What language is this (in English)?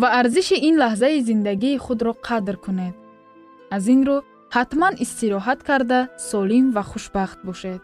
Persian